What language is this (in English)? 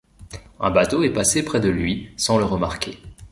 French